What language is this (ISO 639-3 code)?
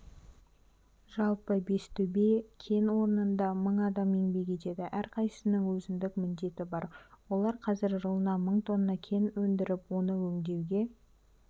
kaz